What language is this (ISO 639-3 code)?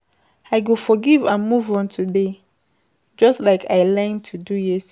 pcm